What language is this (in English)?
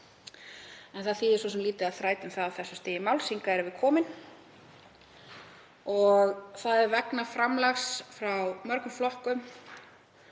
Icelandic